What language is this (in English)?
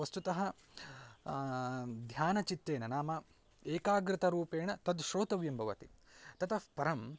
Sanskrit